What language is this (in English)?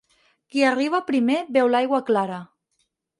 Catalan